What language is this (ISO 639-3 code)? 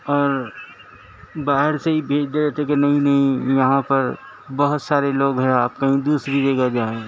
urd